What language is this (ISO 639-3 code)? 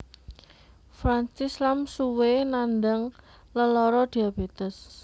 jav